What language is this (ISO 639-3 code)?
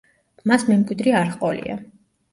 kat